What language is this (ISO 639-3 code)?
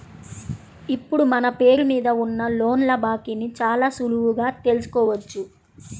tel